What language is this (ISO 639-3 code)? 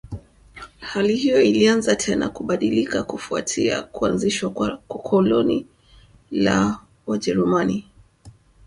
swa